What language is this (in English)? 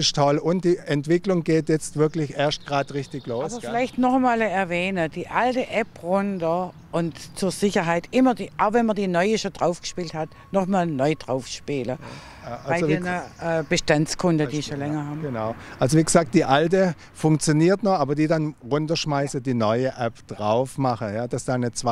German